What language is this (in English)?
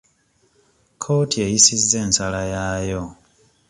Ganda